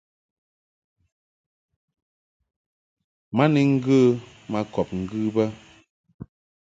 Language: Mungaka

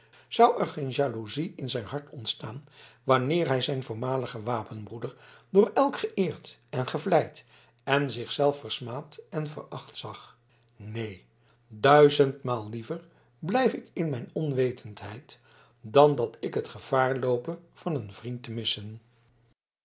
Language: Dutch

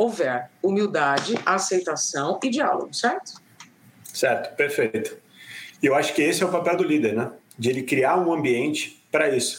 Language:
Portuguese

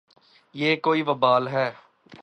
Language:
Urdu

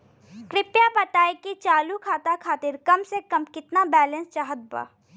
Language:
Bhojpuri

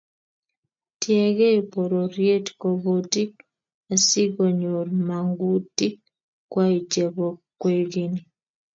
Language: Kalenjin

